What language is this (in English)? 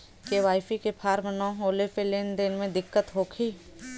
Bhojpuri